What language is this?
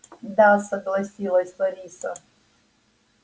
Russian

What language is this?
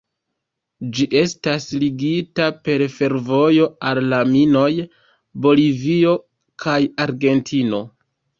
Esperanto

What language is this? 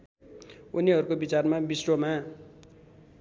Nepali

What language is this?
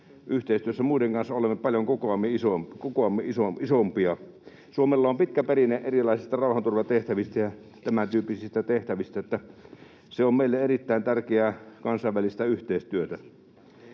Finnish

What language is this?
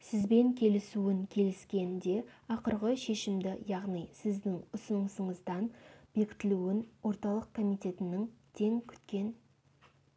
Kazakh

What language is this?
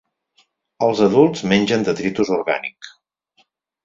Catalan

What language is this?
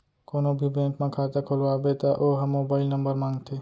Chhattisgarhi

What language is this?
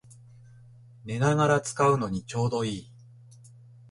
Japanese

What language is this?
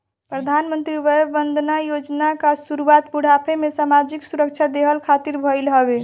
Bhojpuri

